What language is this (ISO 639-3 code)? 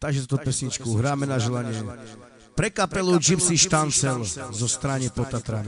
ara